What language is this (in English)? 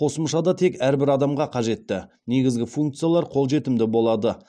Kazakh